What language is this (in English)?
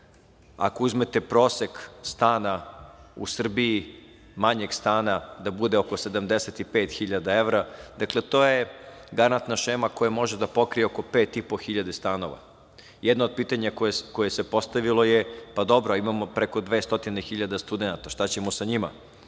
Serbian